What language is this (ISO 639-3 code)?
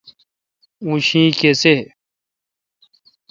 xka